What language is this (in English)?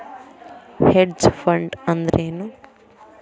Kannada